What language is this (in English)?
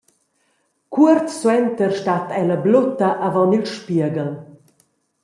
Romansh